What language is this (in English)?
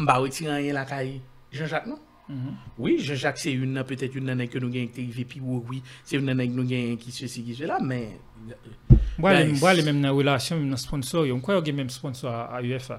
French